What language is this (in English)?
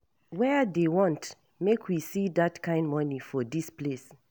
Nigerian Pidgin